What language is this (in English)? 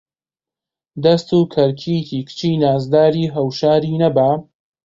Central Kurdish